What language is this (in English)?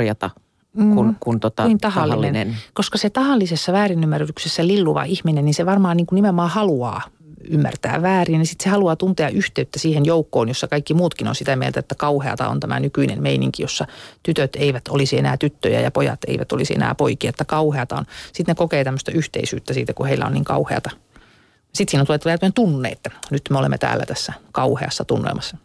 Finnish